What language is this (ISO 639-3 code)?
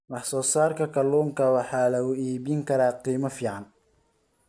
som